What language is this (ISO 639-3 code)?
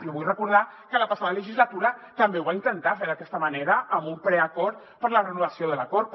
cat